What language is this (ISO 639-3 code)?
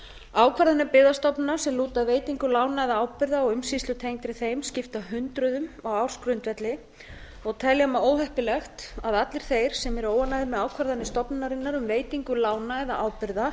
isl